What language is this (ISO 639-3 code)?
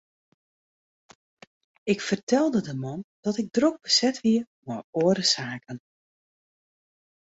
fry